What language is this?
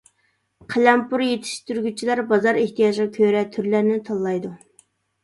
Uyghur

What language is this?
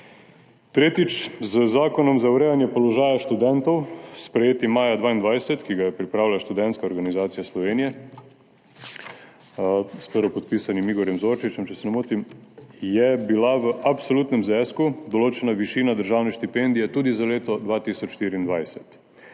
Slovenian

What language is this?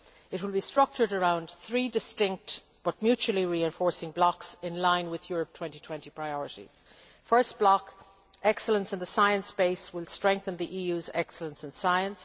English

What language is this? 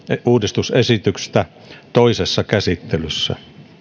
Finnish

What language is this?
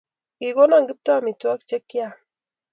Kalenjin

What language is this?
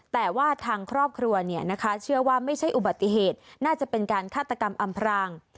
Thai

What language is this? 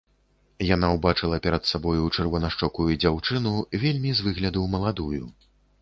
Belarusian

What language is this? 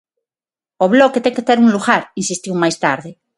Galician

